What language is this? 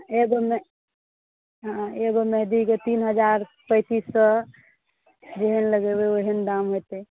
Maithili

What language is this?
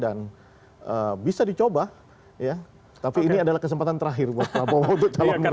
Indonesian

